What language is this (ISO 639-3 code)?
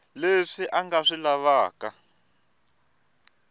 tso